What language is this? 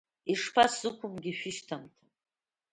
Abkhazian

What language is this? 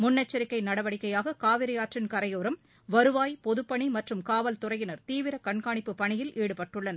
Tamil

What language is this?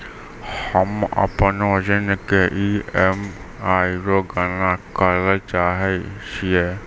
Maithili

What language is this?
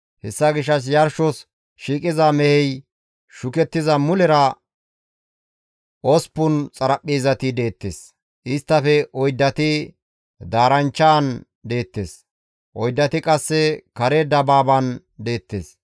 Gamo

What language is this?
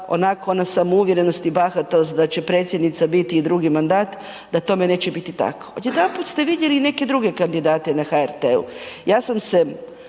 Croatian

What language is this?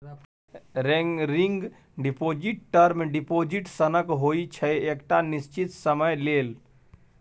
Maithili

